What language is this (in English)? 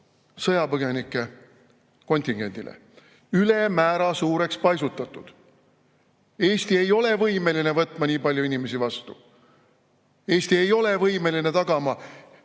Estonian